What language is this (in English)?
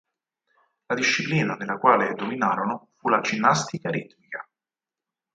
Italian